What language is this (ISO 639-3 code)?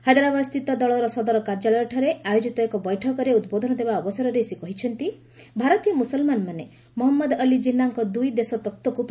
ori